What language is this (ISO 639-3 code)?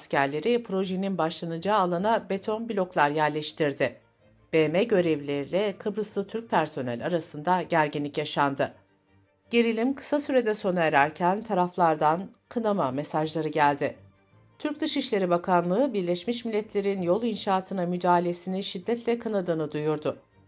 tur